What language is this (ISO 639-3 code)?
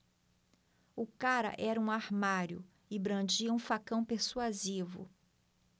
por